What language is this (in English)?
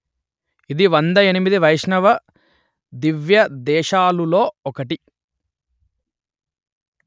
Telugu